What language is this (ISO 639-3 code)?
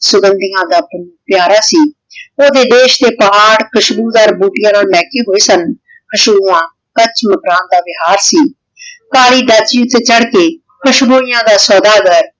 pan